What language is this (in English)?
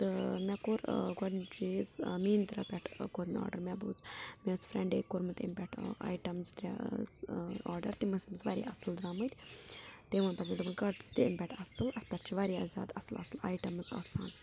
Kashmiri